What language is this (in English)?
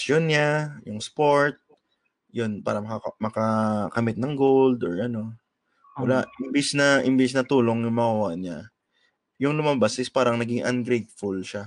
Filipino